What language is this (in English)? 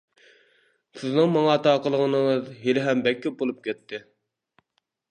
Uyghur